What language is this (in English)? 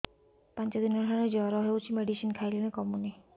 Odia